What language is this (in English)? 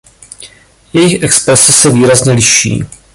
Czech